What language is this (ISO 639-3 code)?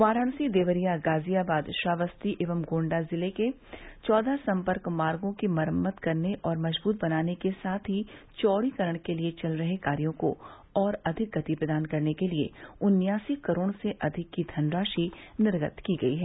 hin